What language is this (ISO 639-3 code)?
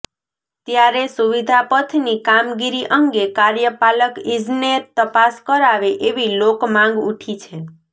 guj